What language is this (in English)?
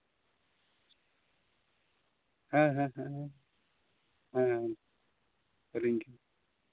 Santali